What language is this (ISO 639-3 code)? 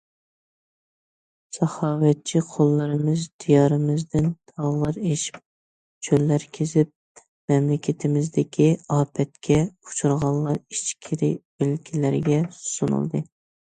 uig